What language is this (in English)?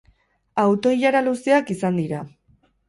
Basque